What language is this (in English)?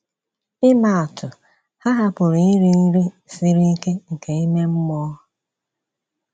Igbo